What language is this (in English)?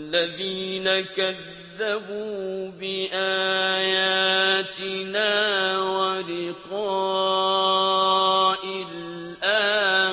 Arabic